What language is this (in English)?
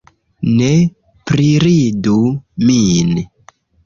Esperanto